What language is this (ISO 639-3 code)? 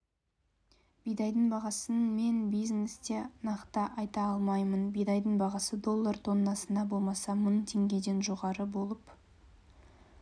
kaz